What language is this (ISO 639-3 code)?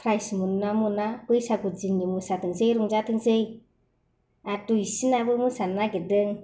brx